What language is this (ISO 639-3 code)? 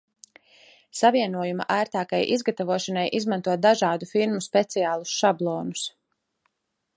lav